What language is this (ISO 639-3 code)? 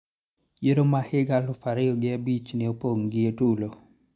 luo